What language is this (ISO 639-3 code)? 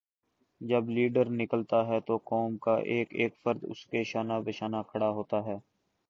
urd